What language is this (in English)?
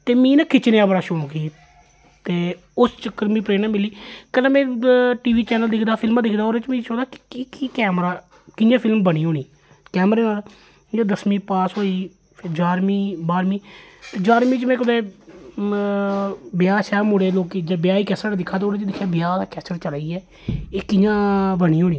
Dogri